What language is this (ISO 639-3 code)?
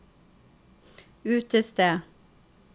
nor